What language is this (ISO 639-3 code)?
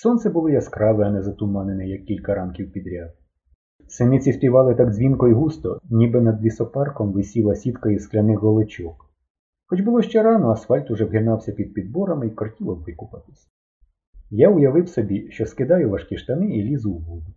ukr